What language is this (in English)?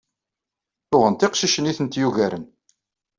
Kabyle